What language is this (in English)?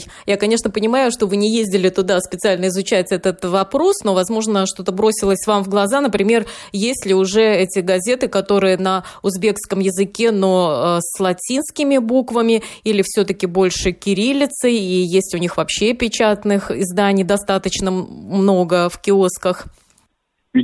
Russian